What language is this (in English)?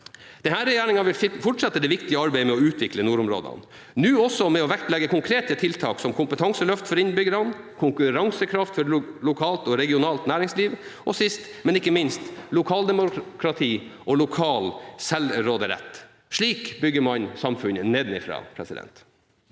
Norwegian